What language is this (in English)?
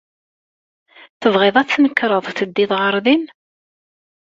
Kabyle